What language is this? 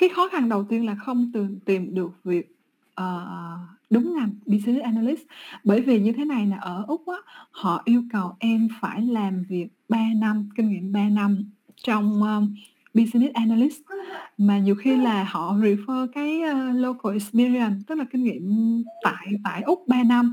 Vietnamese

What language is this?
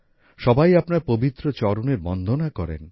Bangla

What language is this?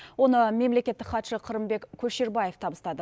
Kazakh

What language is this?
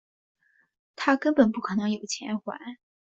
Chinese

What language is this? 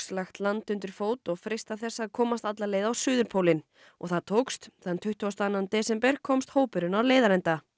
Icelandic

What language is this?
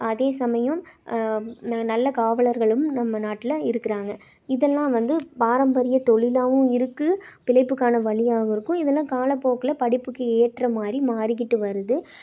Tamil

